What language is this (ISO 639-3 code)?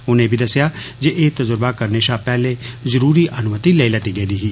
doi